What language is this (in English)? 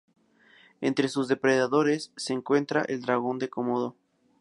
Spanish